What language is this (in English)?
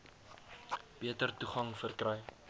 Afrikaans